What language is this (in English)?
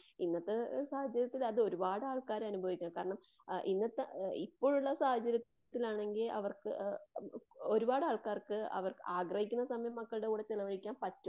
Malayalam